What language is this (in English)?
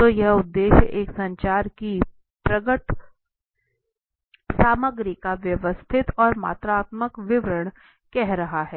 Hindi